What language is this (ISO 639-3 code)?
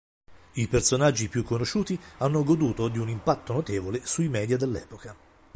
ita